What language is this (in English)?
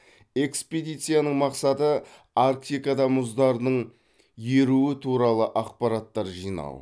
Kazakh